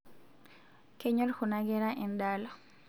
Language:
Masai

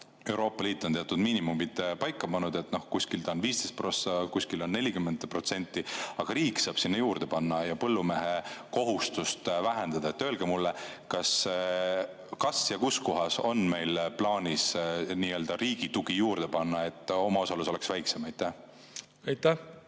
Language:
Estonian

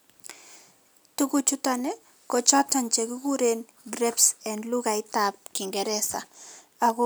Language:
Kalenjin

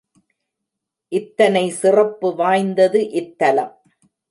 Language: Tamil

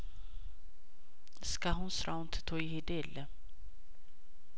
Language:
Amharic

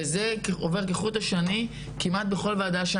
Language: Hebrew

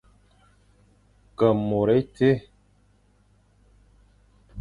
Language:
Fang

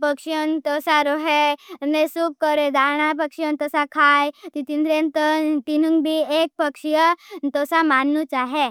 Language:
Bhili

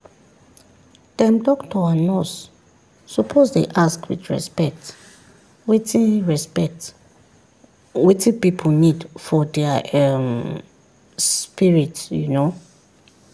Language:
Nigerian Pidgin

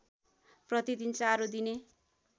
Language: Nepali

